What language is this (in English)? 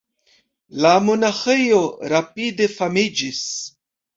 Esperanto